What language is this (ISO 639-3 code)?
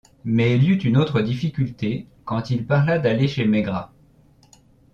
fra